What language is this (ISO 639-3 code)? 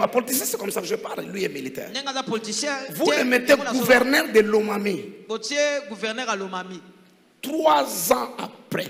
fra